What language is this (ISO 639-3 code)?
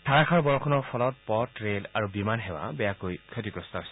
asm